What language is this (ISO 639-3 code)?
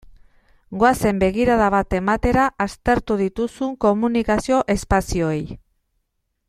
eus